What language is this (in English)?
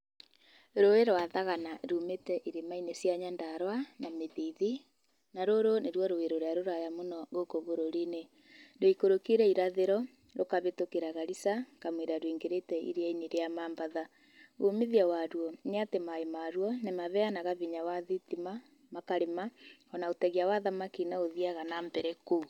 Kikuyu